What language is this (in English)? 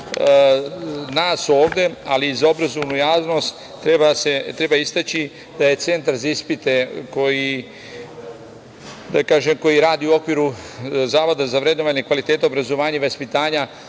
Serbian